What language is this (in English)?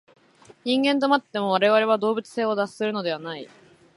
Japanese